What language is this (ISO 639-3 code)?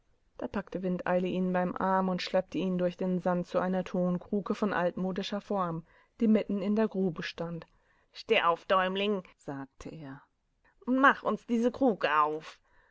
deu